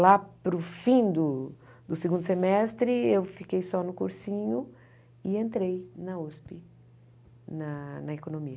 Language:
Portuguese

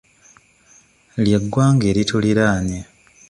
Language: Ganda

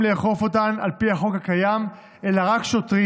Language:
Hebrew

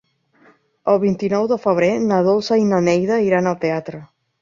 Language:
Catalan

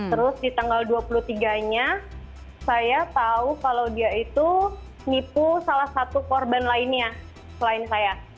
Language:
Indonesian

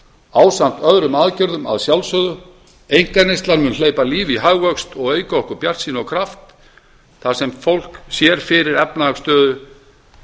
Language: Icelandic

